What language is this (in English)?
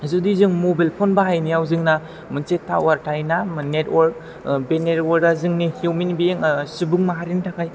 Bodo